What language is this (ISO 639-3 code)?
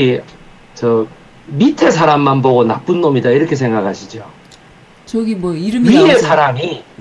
kor